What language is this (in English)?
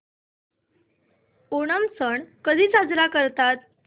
Marathi